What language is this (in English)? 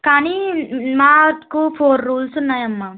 Telugu